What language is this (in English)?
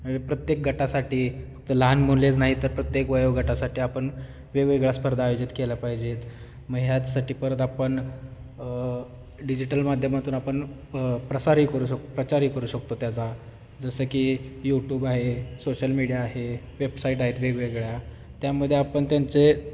Marathi